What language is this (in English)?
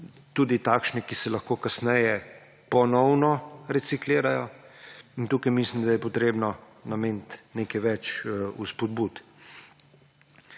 Slovenian